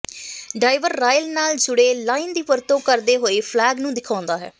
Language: Punjabi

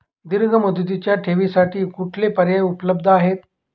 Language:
Marathi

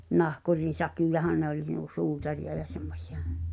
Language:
Finnish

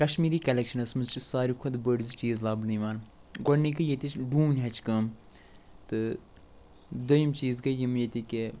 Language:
Kashmiri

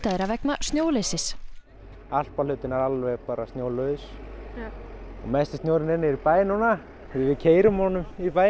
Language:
Icelandic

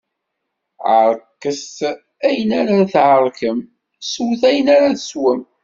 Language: Kabyle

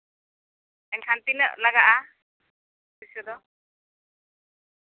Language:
Santali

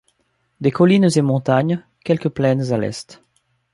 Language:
French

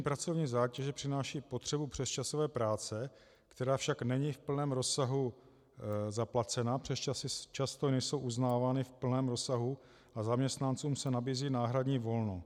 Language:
Czech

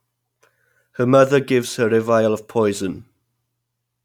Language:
English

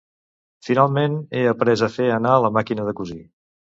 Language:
Catalan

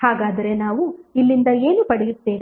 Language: Kannada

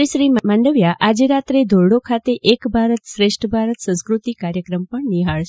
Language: Gujarati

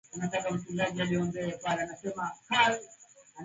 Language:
Swahili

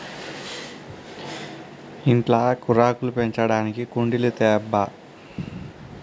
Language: Telugu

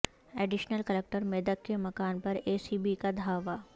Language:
Urdu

